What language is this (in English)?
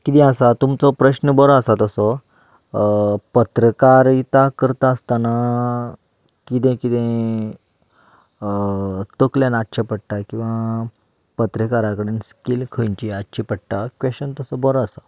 Konkani